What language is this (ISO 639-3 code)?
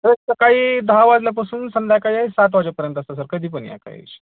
mar